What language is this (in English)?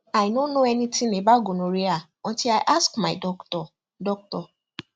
Nigerian Pidgin